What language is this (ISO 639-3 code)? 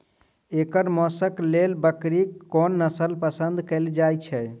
mai